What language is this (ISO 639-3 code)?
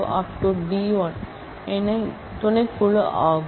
tam